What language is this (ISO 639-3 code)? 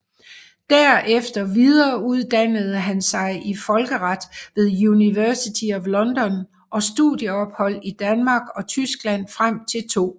dan